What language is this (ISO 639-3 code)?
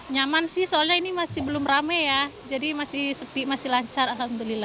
ind